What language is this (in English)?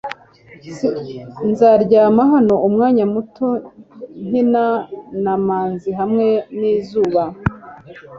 Kinyarwanda